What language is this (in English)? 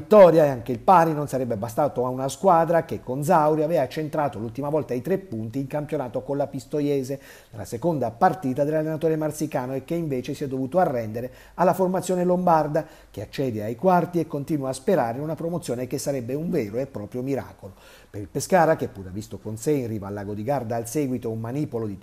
Italian